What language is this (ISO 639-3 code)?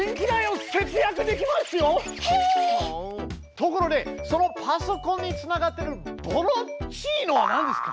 jpn